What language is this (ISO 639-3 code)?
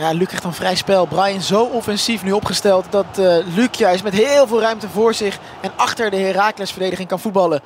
nld